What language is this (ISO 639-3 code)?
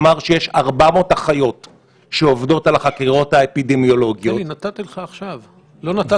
heb